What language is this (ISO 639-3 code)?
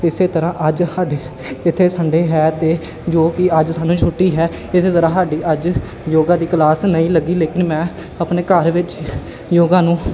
pan